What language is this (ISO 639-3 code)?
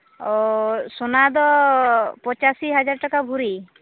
sat